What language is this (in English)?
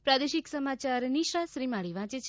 Gujarati